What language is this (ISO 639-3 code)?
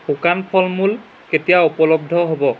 asm